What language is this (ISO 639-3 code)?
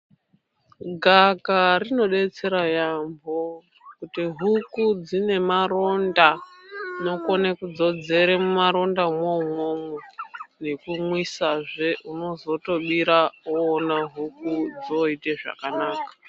ndc